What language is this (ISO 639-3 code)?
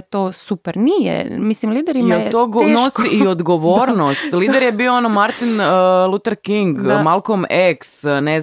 hrv